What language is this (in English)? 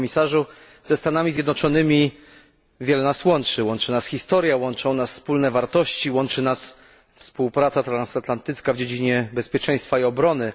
Polish